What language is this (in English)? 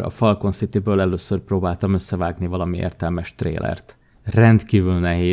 Hungarian